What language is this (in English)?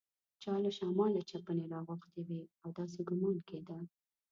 Pashto